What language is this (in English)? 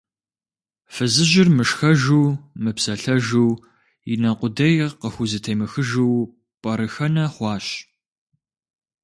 Kabardian